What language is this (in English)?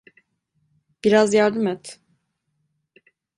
Turkish